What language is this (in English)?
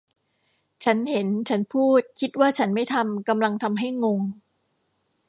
Thai